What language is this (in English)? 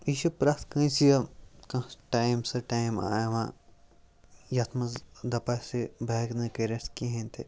Kashmiri